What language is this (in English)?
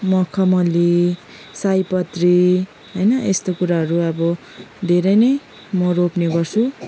Nepali